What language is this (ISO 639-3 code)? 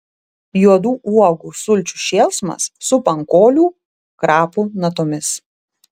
lit